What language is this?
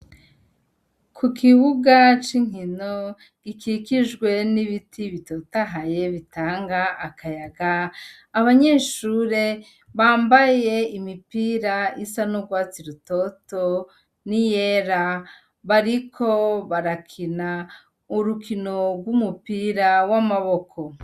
Rundi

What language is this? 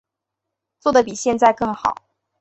Chinese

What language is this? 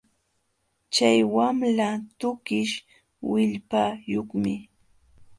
Jauja Wanca Quechua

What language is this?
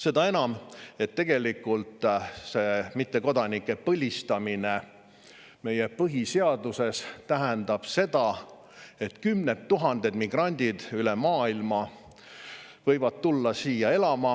Estonian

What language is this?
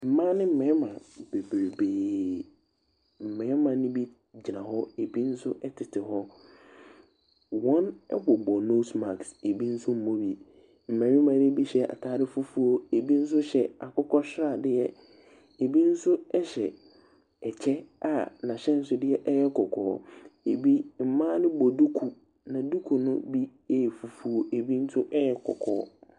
Akan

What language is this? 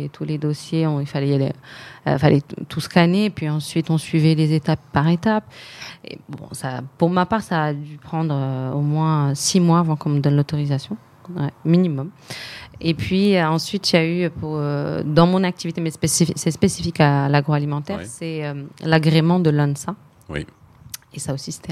French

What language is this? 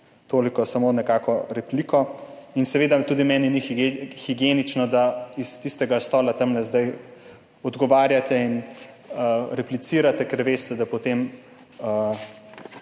Slovenian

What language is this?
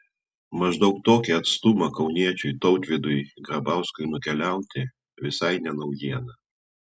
Lithuanian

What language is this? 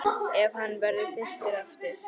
Icelandic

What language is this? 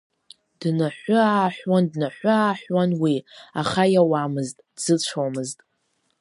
Abkhazian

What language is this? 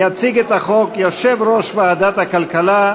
Hebrew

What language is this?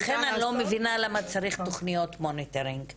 Hebrew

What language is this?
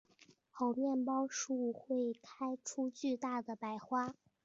Chinese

